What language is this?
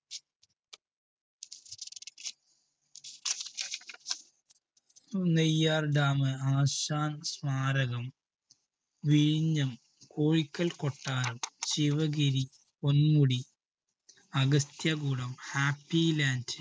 Malayalam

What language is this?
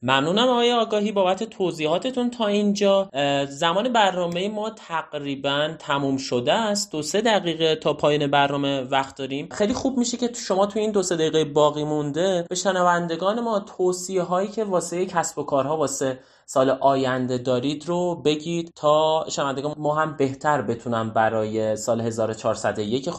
Persian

